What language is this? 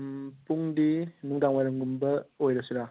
Manipuri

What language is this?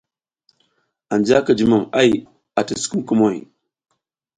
South Giziga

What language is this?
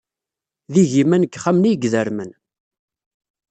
Kabyle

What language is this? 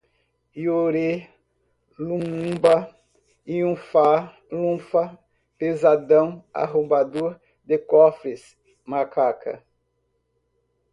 Portuguese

